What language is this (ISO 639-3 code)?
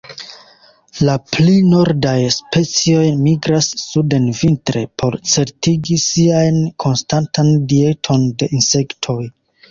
epo